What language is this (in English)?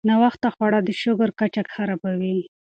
Pashto